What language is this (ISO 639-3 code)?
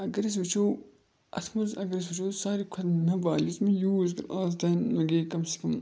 kas